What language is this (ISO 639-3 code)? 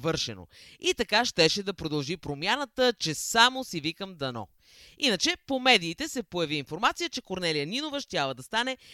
bul